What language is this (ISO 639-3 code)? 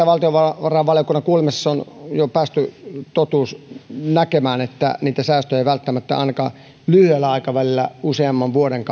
fin